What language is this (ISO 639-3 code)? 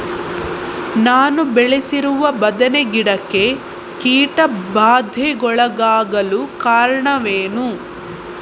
kan